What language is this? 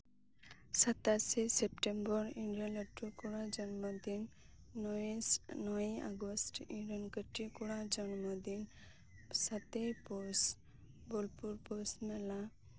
Santali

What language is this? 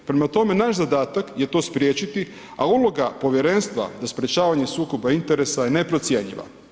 Croatian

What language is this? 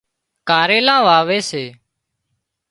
Wadiyara Koli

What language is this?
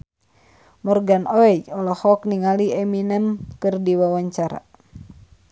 Sundanese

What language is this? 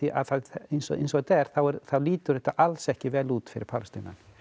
Icelandic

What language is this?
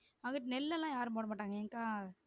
Tamil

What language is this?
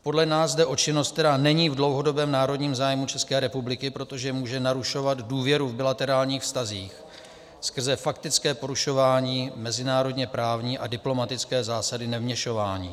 Czech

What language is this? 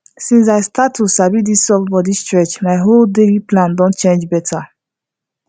Nigerian Pidgin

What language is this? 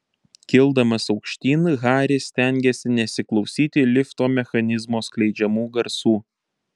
Lithuanian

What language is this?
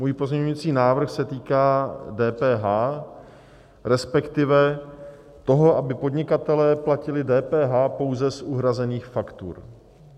Czech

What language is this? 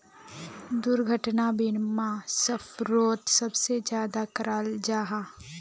Magahi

